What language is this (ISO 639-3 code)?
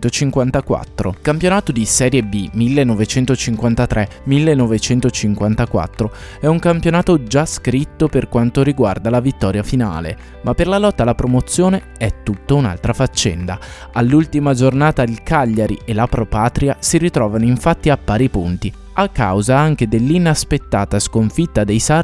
ita